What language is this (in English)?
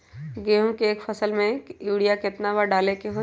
Magahi